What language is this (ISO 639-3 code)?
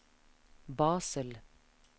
nor